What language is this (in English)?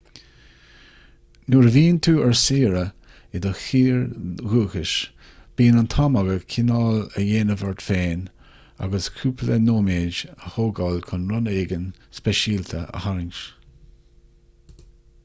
Irish